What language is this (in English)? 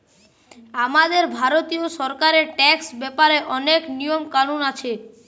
Bangla